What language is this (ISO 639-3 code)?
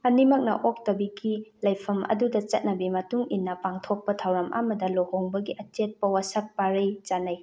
mni